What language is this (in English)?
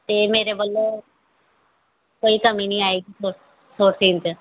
Punjabi